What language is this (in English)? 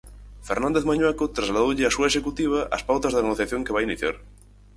Galician